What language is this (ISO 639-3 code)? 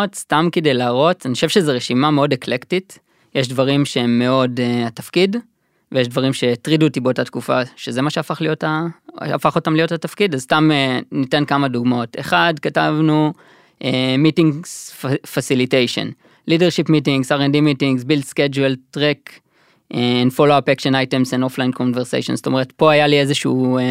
heb